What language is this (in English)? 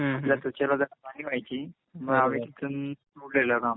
Marathi